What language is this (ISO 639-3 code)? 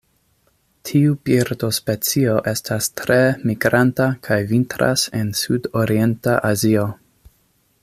epo